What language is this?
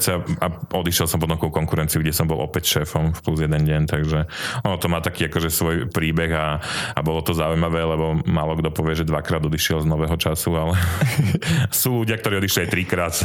Slovak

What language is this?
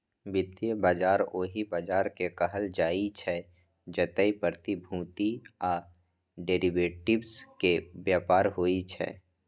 Maithili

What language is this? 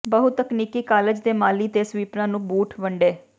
Punjabi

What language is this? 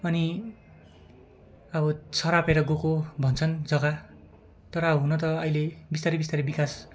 Nepali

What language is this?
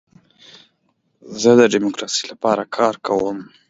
Pashto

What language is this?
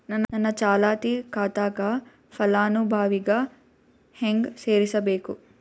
Kannada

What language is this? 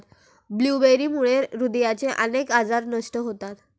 Marathi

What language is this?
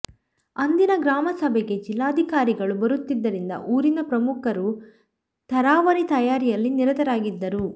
Kannada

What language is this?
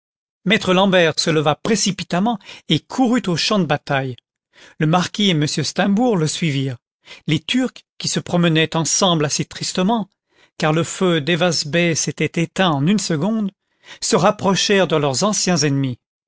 French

